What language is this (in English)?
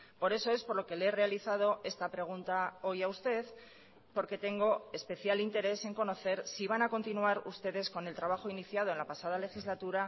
Spanish